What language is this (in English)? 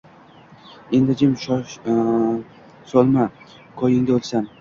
Uzbek